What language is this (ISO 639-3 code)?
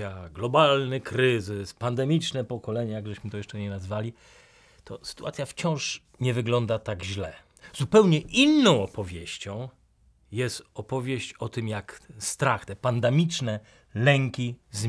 pol